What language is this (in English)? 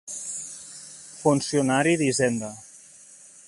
Catalan